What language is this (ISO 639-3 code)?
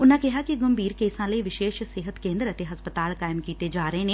pan